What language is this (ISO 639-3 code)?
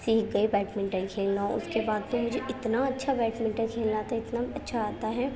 urd